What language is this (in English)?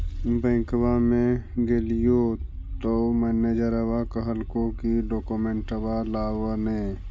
Magahi